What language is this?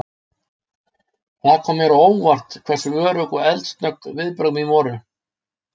Icelandic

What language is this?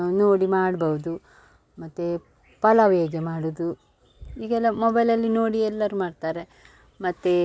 Kannada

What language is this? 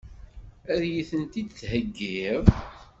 Kabyle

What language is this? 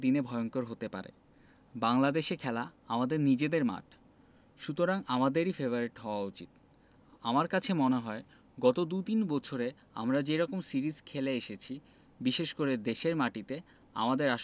Bangla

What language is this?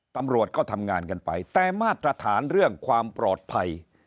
Thai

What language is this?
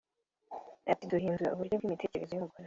Kinyarwanda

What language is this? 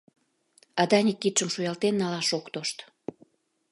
Mari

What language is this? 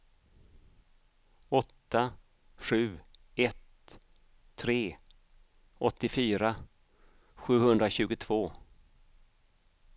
Swedish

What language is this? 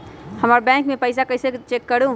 Magahi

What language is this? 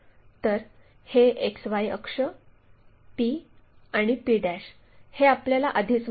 Marathi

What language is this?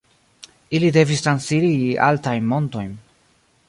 Esperanto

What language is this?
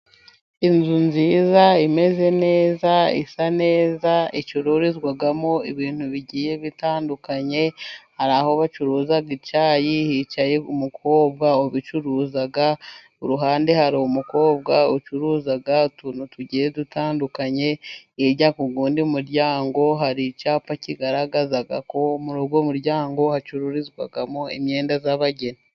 Kinyarwanda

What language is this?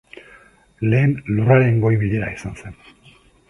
Basque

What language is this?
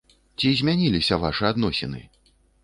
Belarusian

